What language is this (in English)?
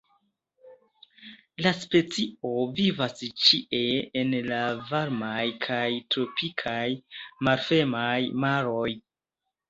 Esperanto